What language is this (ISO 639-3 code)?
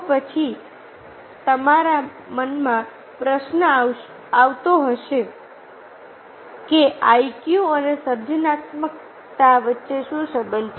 guj